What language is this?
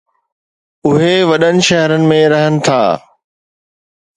Sindhi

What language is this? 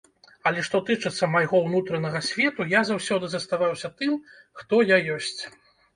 Belarusian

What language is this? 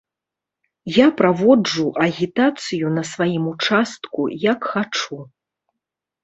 Belarusian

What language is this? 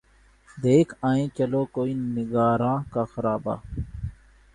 Urdu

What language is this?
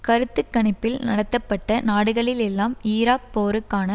Tamil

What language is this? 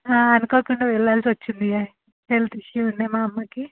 Telugu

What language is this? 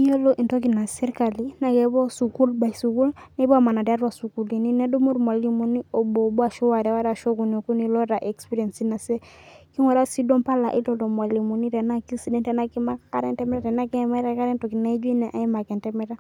Masai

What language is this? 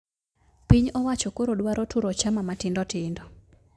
Luo (Kenya and Tanzania)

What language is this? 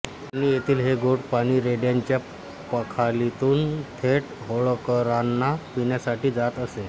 Marathi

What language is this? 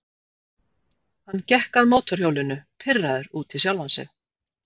Icelandic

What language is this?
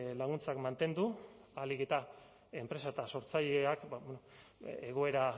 Basque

